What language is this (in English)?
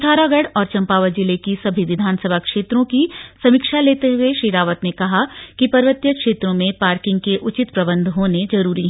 Hindi